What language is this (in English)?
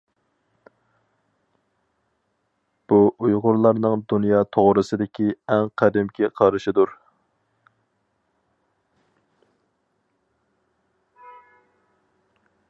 Uyghur